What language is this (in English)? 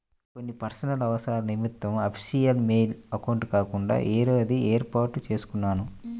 Telugu